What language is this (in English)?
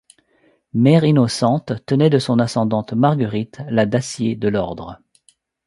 French